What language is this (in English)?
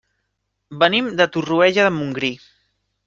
Catalan